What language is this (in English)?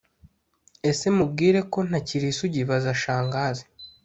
Kinyarwanda